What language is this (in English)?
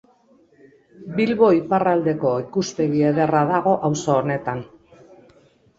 Basque